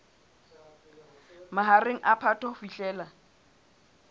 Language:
Southern Sotho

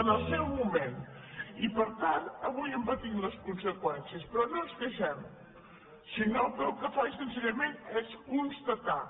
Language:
Catalan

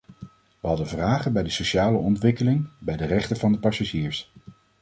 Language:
Dutch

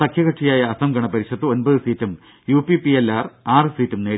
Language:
Malayalam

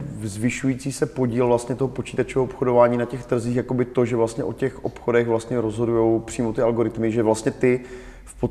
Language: Czech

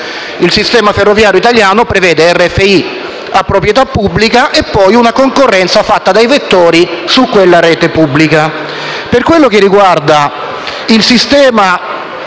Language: Italian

